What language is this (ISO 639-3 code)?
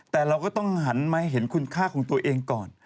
tha